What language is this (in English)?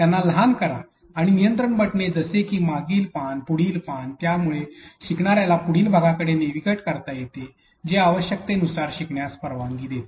Marathi